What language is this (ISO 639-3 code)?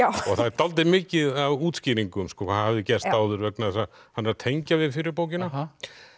isl